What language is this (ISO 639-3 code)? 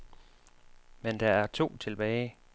dan